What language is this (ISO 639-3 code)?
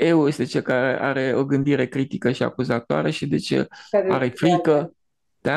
ron